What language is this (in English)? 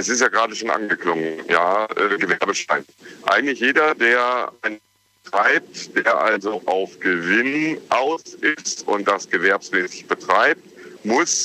German